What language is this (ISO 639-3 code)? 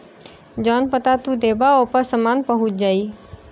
bho